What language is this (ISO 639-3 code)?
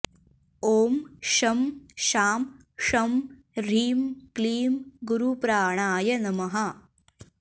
san